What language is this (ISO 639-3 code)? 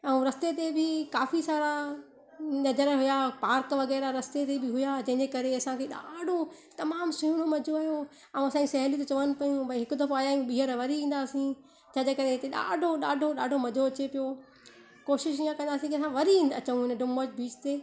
snd